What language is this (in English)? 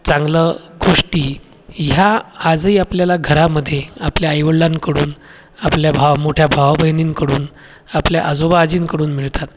Marathi